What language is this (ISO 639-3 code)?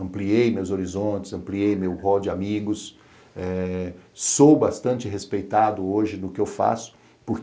por